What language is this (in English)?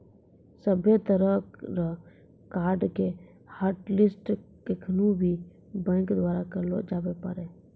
Maithili